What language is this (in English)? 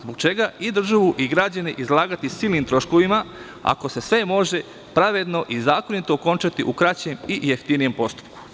Serbian